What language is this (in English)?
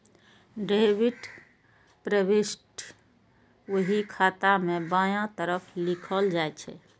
Maithili